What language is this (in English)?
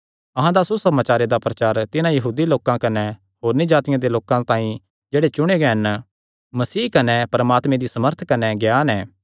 Kangri